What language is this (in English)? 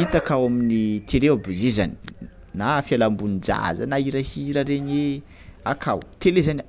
Tsimihety Malagasy